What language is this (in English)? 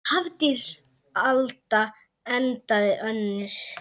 Icelandic